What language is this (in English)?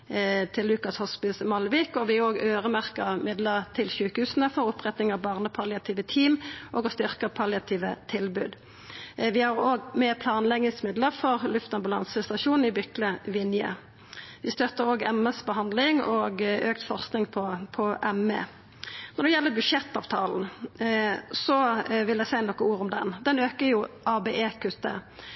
Norwegian Nynorsk